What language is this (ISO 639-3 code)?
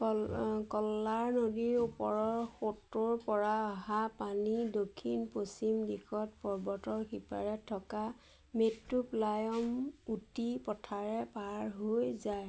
asm